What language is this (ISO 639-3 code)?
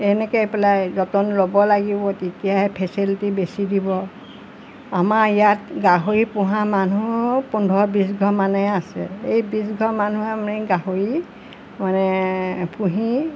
asm